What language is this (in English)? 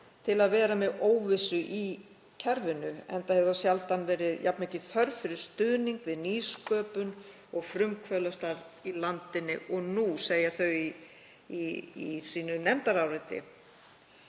Icelandic